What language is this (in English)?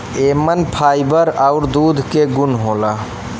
Bhojpuri